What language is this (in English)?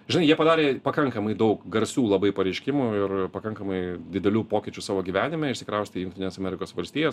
Lithuanian